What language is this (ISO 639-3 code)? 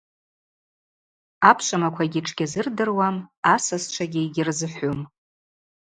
abq